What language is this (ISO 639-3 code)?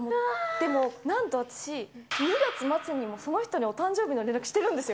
jpn